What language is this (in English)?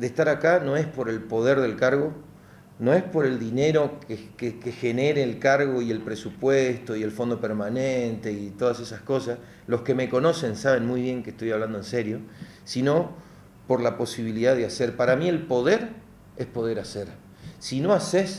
Spanish